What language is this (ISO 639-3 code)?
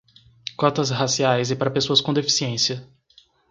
por